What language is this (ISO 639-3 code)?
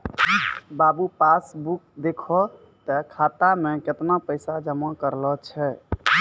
mai